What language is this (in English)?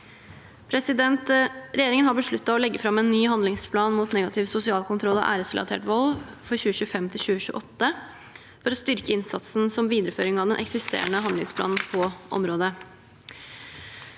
Norwegian